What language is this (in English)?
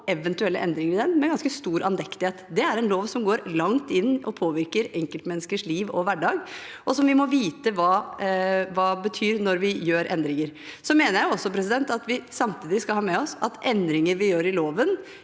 Norwegian